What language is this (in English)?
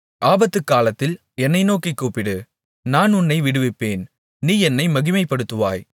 Tamil